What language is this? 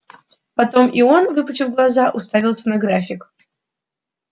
Russian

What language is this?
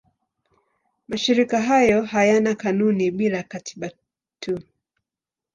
Swahili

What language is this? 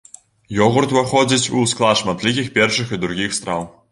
Belarusian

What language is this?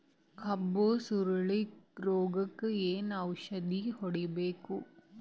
Kannada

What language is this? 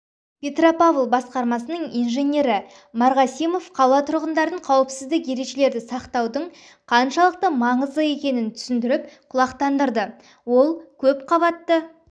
Kazakh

